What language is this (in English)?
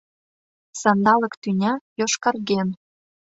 Mari